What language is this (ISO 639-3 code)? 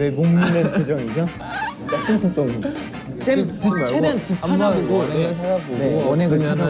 kor